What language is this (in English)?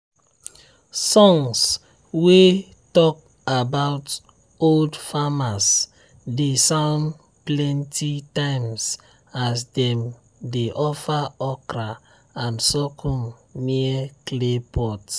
Nigerian Pidgin